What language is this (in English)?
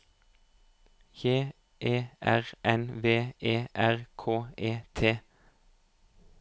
Norwegian